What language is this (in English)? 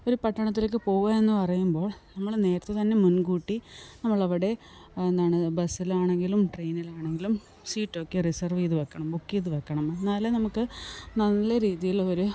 Malayalam